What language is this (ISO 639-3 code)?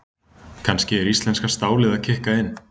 isl